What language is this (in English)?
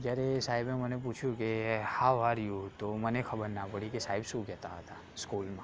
Gujarati